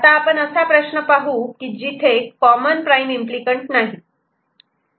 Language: Marathi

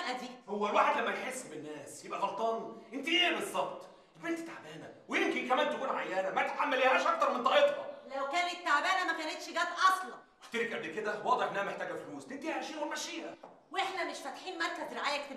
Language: Arabic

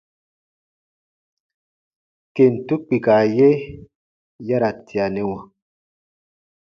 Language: Baatonum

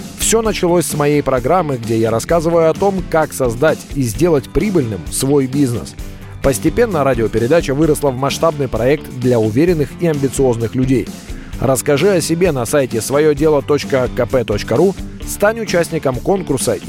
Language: Russian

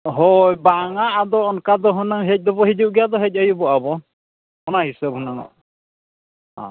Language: Santali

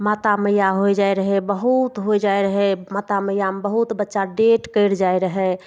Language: Maithili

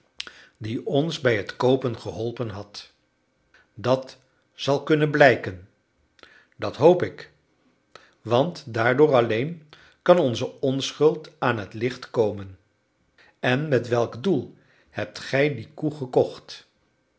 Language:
Dutch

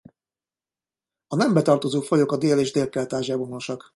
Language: Hungarian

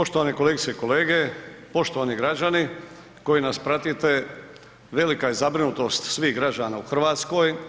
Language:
Croatian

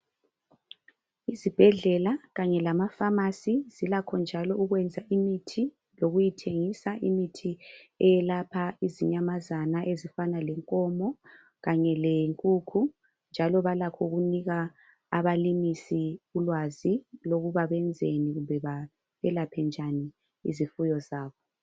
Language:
North Ndebele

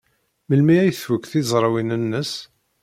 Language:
Kabyle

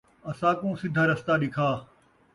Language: Saraiki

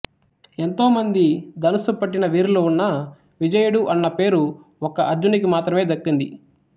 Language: Telugu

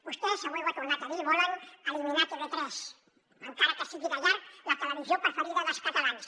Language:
Catalan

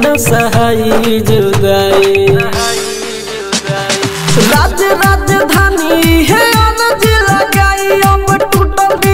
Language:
Hindi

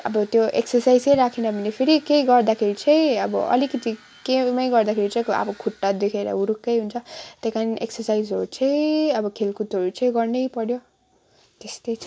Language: Nepali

